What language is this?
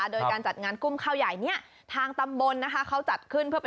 Thai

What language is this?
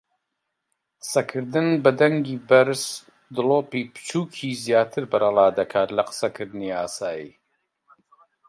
Central Kurdish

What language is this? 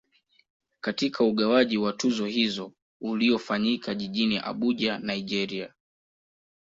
Swahili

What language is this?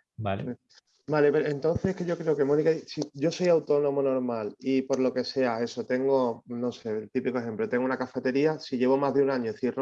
Spanish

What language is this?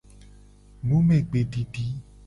Gen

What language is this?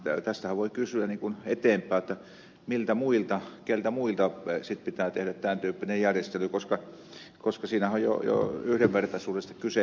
Finnish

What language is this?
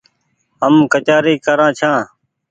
Goaria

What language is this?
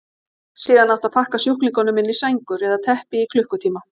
Icelandic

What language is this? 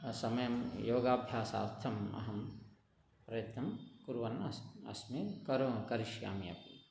Sanskrit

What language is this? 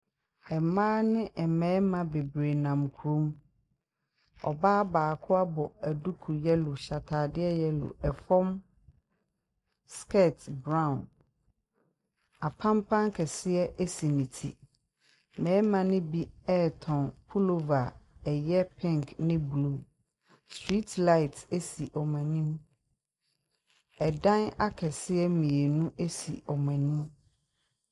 Akan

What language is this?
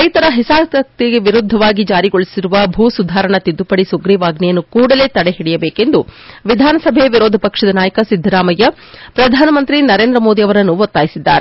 Kannada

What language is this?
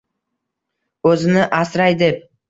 Uzbek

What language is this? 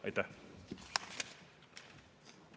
Estonian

